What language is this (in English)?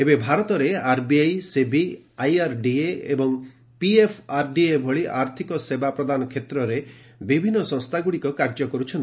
Odia